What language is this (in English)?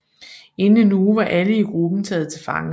Danish